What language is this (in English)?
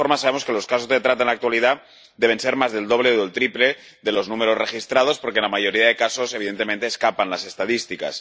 Spanish